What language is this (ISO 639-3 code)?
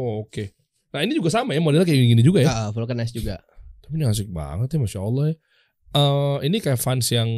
ind